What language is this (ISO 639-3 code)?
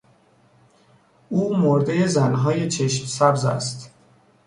fas